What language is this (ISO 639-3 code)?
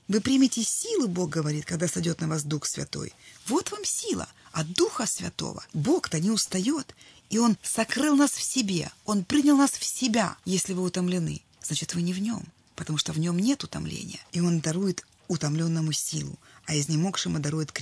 rus